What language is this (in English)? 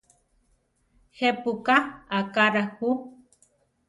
Central Tarahumara